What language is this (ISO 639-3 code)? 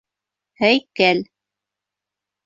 bak